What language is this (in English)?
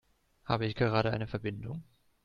German